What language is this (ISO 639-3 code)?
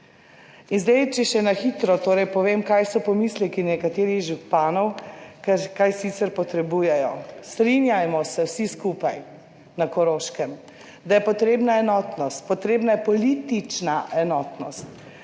slv